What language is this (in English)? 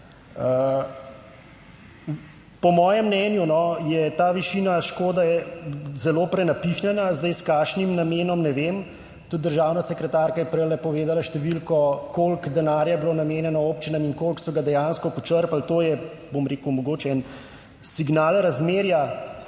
Slovenian